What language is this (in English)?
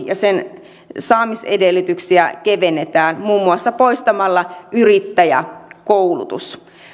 Finnish